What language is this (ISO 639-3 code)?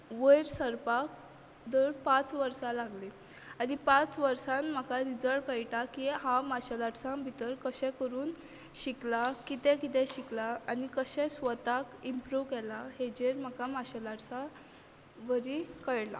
kok